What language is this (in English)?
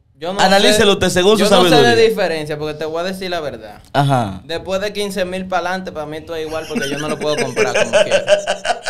Spanish